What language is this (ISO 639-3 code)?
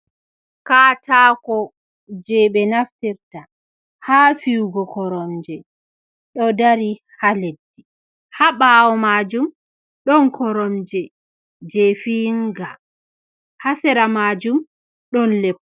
ful